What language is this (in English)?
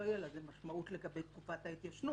Hebrew